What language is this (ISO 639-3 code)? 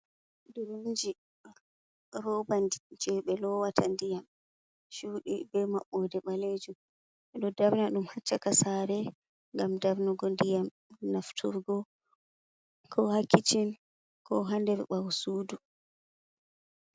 ful